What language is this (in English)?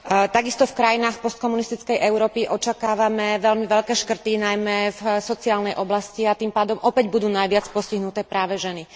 Slovak